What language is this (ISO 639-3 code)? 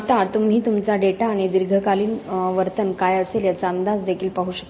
mar